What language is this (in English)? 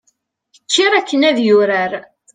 Kabyle